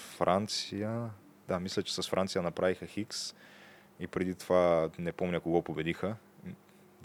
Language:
Bulgarian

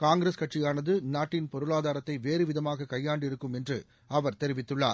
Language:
Tamil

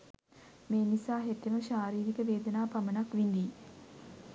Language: Sinhala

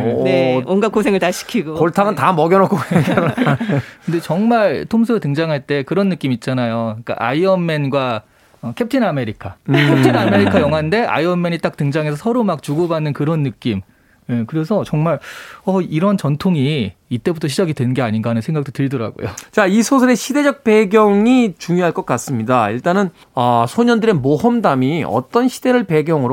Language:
Korean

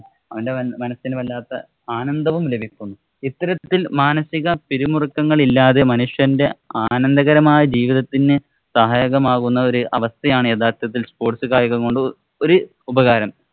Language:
Malayalam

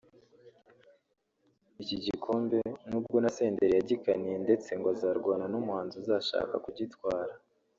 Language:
Kinyarwanda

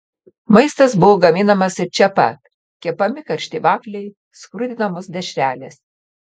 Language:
Lithuanian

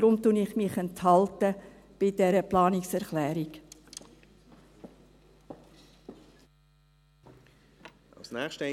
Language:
Swiss German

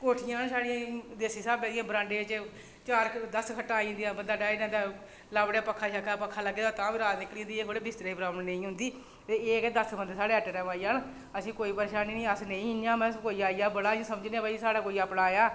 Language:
Dogri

